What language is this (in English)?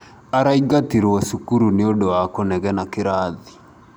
Kikuyu